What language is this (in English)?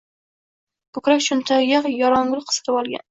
Uzbek